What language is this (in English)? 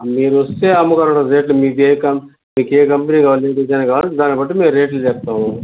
Telugu